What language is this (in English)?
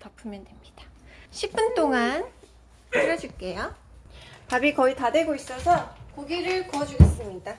Korean